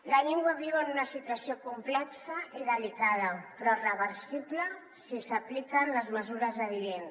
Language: Catalan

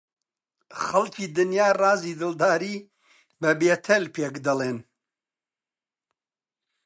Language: Central Kurdish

